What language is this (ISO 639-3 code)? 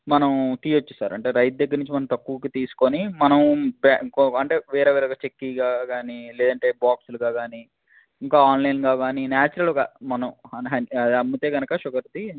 tel